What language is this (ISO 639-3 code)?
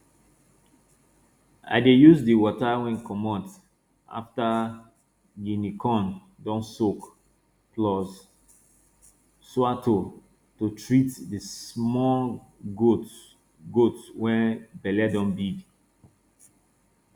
pcm